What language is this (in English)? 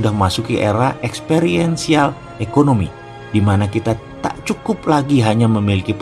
Indonesian